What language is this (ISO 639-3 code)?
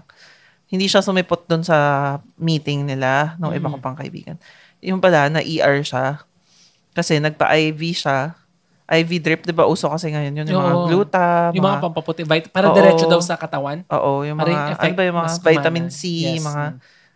fil